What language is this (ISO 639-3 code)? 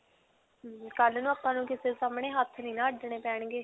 pan